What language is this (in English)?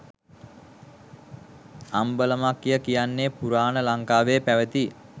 Sinhala